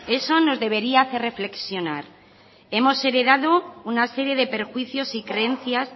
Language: Spanish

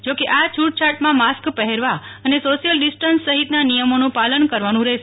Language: Gujarati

